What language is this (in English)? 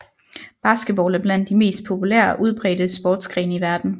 Danish